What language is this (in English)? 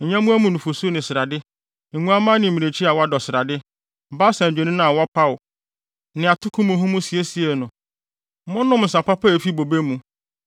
Akan